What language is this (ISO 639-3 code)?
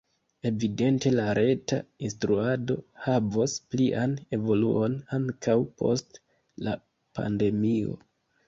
epo